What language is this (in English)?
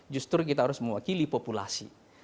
Indonesian